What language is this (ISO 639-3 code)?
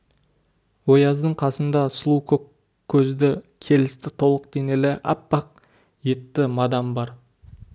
kaz